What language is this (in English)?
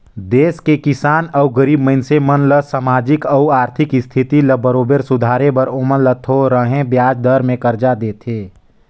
Chhattisgarhi